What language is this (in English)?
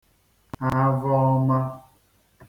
Igbo